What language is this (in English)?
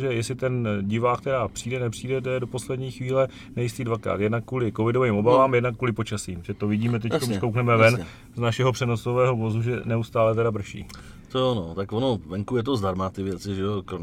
Czech